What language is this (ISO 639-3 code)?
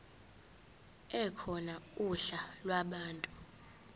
zul